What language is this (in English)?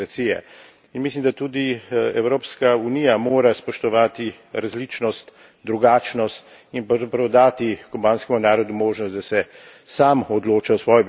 Slovenian